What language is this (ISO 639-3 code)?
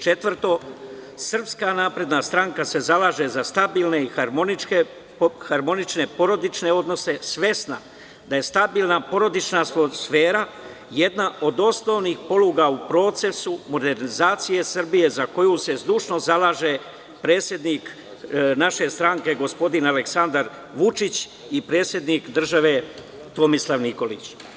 srp